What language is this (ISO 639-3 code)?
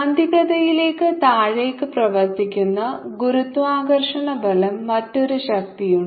mal